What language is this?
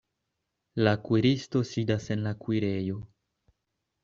Esperanto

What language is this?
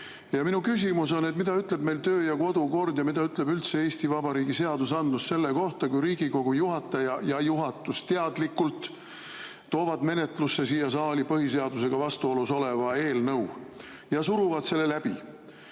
Estonian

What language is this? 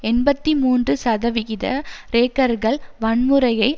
Tamil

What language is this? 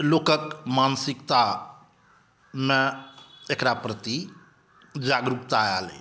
Maithili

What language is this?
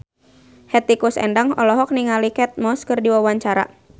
Sundanese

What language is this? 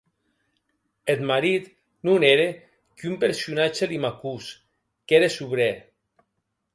Occitan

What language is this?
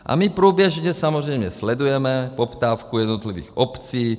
Czech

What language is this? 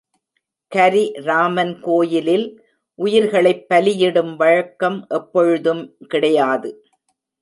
Tamil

